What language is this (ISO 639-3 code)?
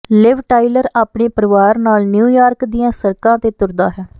pan